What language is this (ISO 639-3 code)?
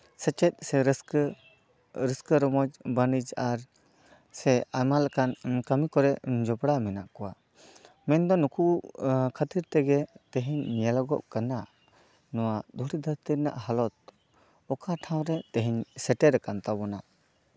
sat